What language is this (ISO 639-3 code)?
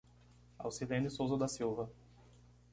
por